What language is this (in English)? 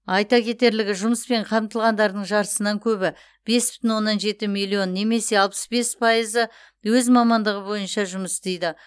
Kazakh